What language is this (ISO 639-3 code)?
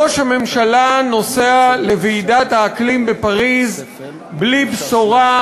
heb